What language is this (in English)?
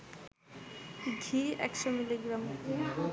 Bangla